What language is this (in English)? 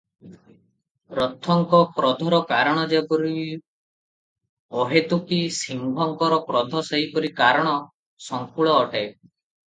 Odia